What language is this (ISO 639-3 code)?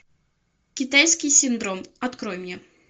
rus